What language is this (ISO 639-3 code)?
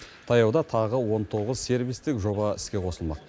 kaz